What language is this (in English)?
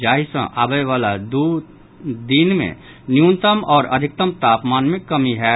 Maithili